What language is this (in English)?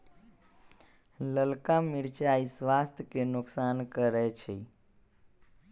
Magahi